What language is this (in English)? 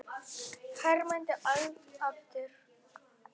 Icelandic